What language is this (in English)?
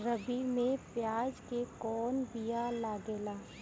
Bhojpuri